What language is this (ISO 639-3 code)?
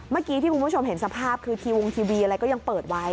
tha